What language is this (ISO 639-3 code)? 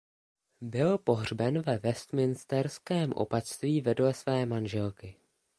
ces